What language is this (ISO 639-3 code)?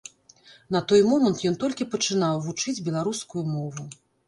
bel